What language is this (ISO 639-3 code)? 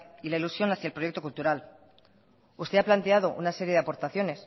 spa